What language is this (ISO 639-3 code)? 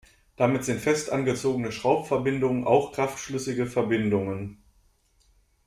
deu